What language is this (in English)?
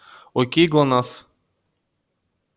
Russian